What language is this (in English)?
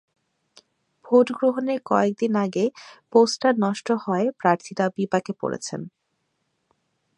Bangla